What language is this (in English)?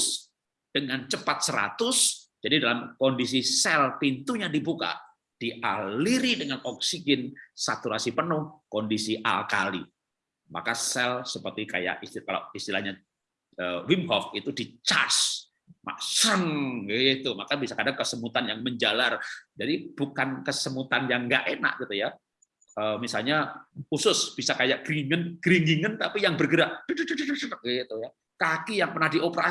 Indonesian